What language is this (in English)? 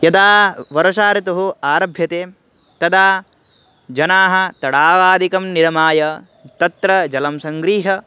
Sanskrit